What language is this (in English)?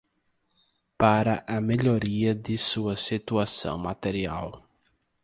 Portuguese